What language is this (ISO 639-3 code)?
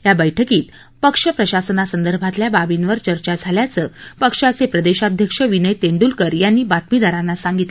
mar